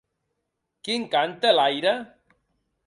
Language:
Occitan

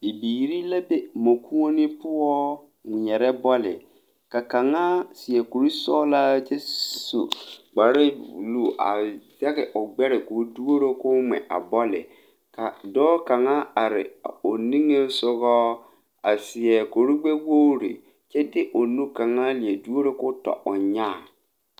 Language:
Southern Dagaare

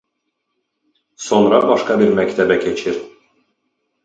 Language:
Azerbaijani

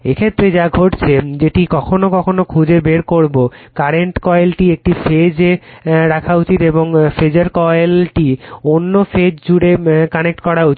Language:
Bangla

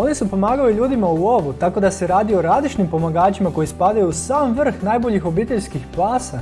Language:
Croatian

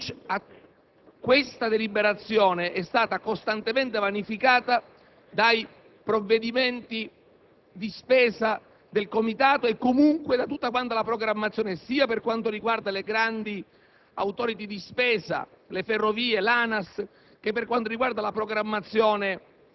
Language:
Italian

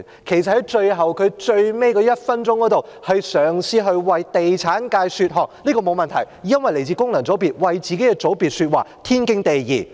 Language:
Cantonese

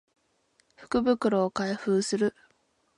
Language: Japanese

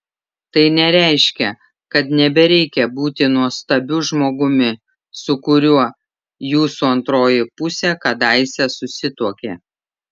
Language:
Lithuanian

